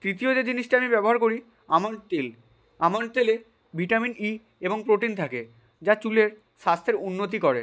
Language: Bangla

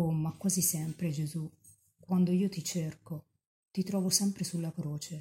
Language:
Italian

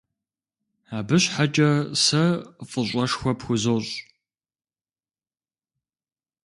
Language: Kabardian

